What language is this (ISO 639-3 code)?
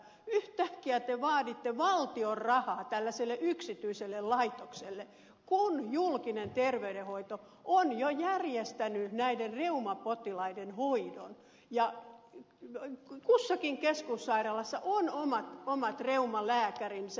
fin